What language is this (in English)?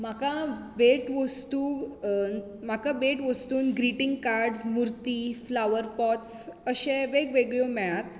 Konkani